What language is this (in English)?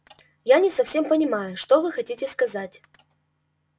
Russian